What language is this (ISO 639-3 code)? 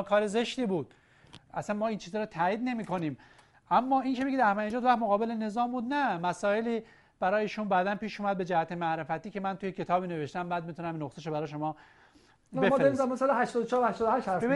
fas